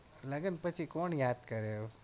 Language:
Gujarati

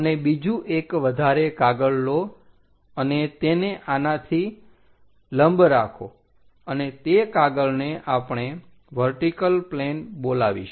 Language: Gujarati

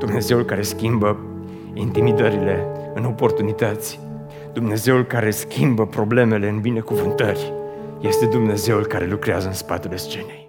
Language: Romanian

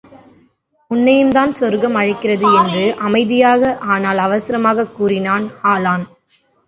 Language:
Tamil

